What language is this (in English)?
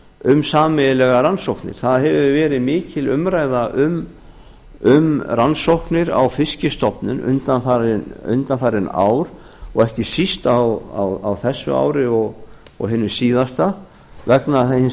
Icelandic